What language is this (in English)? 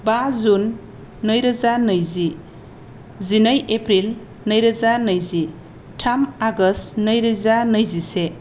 Bodo